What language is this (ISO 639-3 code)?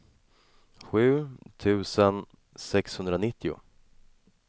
swe